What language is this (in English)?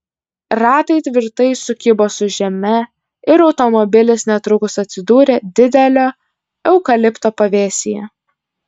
Lithuanian